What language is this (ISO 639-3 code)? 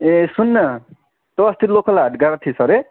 nep